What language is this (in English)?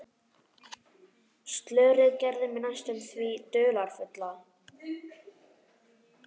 Icelandic